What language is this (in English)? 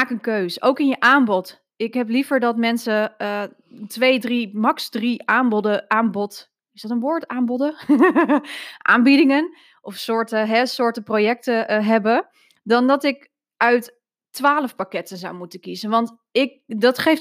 Dutch